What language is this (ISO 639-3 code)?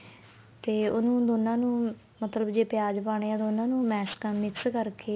pan